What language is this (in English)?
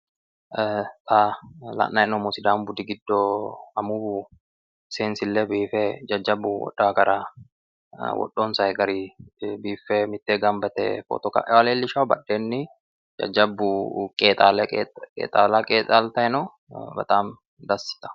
Sidamo